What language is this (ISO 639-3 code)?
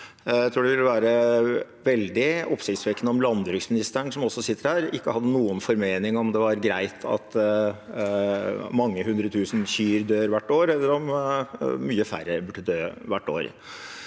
nor